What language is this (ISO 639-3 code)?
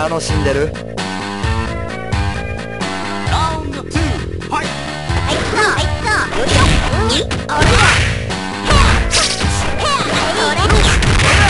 kor